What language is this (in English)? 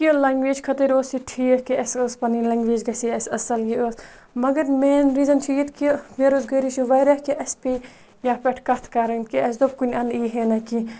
Kashmiri